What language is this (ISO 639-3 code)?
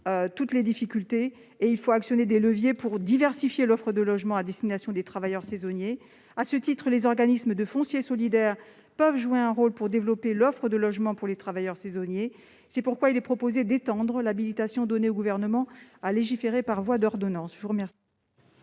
fra